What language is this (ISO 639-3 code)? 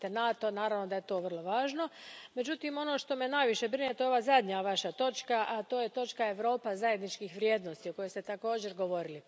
hrv